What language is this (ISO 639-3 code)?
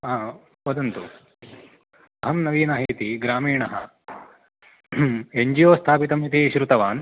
san